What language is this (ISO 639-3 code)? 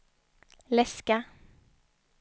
swe